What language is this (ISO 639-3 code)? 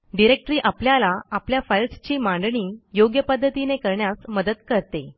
mar